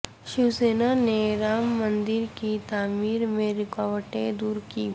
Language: Urdu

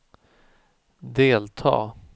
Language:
Swedish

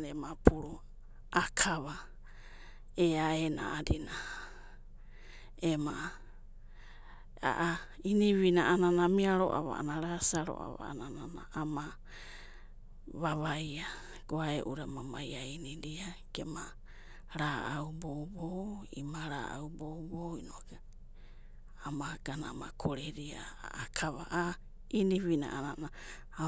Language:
Abadi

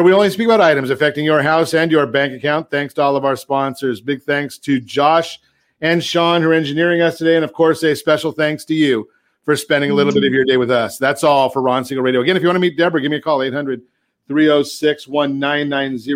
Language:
English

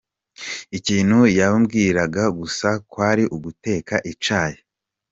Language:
Kinyarwanda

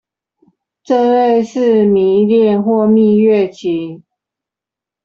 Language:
Chinese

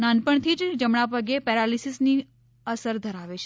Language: Gujarati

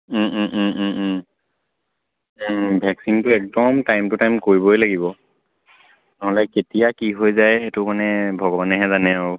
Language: Assamese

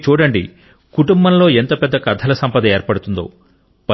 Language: Telugu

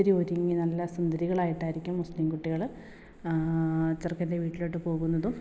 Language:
Malayalam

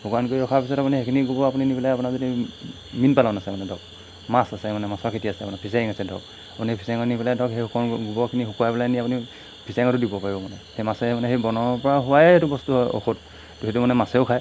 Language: Assamese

